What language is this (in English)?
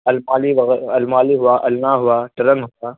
Urdu